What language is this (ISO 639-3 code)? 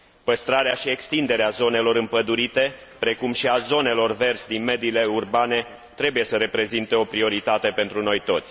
ron